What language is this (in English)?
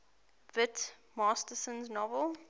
English